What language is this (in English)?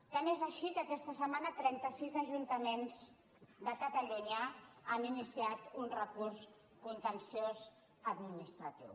Catalan